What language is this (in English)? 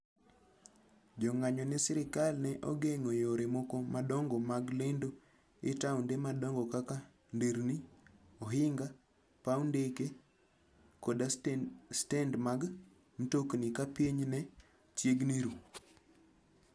Luo (Kenya and Tanzania)